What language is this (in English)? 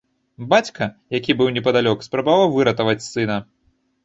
Belarusian